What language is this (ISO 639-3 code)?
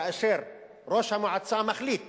heb